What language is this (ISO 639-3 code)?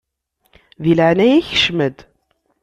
kab